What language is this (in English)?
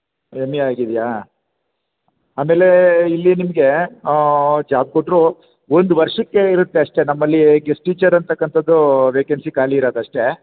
Kannada